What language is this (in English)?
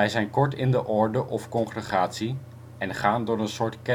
Dutch